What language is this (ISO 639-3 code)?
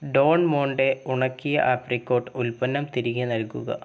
mal